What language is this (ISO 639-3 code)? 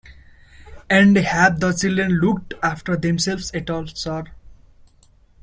eng